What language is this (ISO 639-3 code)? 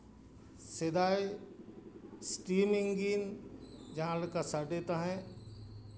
sat